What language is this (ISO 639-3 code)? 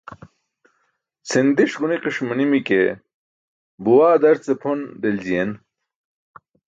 bsk